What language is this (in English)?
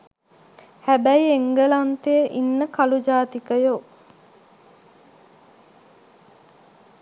Sinhala